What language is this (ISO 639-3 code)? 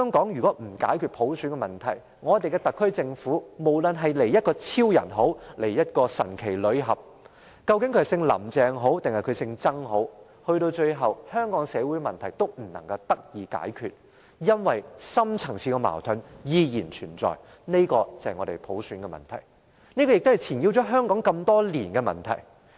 yue